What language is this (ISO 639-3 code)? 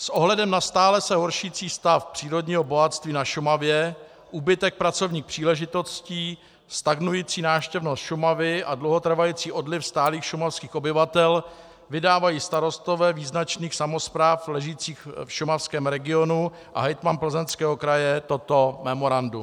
ces